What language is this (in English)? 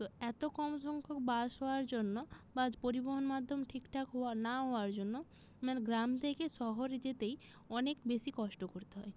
Bangla